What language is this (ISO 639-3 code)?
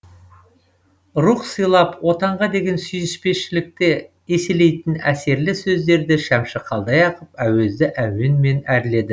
kaz